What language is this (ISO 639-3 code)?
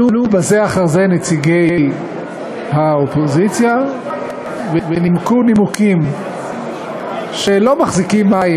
heb